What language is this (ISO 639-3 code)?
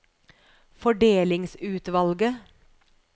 nor